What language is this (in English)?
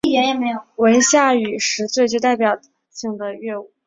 Chinese